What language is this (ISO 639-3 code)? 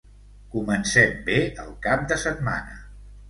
cat